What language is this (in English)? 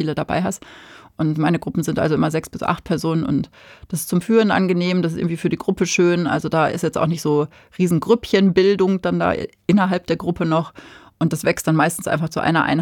German